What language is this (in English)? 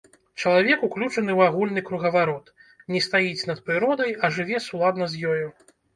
Belarusian